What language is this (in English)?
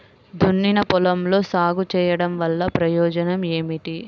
Telugu